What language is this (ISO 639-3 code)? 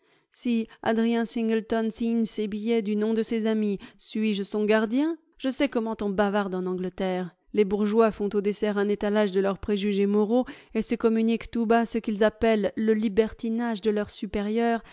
fra